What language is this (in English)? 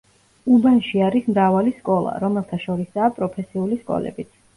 Georgian